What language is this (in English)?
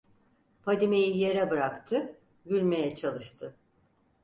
Turkish